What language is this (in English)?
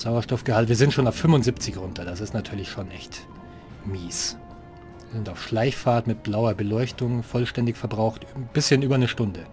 German